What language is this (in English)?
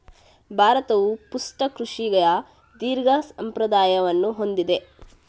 Kannada